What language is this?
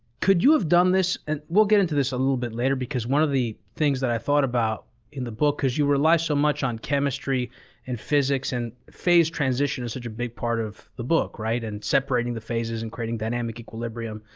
English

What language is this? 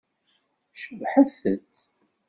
Kabyle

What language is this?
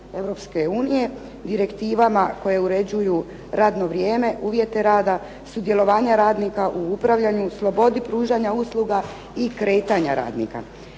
Croatian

